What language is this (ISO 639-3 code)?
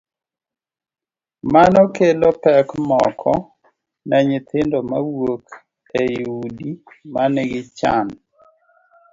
luo